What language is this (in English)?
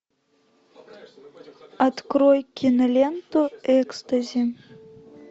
Russian